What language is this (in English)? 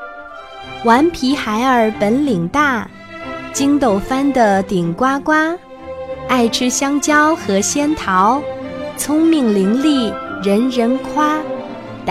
Chinese